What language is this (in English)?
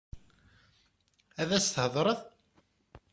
Kabyle